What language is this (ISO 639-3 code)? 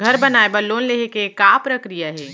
hne